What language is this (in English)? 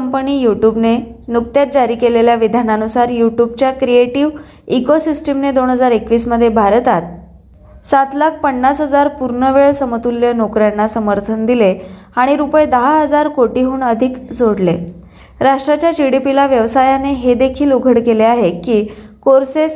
Marathi